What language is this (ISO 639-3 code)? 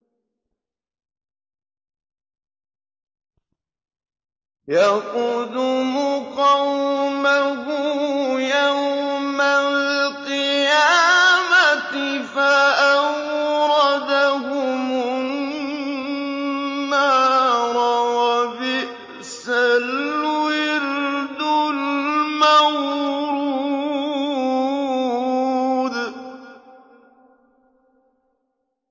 ara